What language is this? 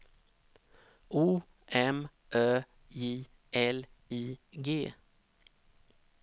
Swedish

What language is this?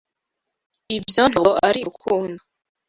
Kinyarwanda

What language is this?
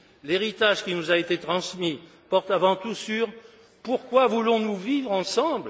French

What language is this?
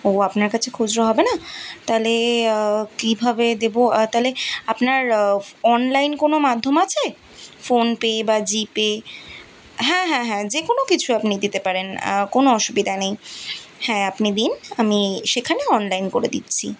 Bangla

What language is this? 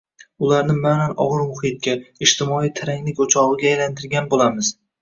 Uzbek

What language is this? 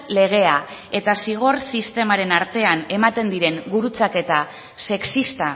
Basque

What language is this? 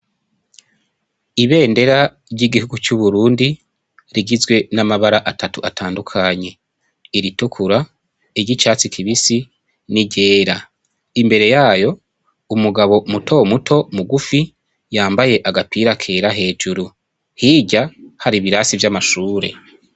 Rundi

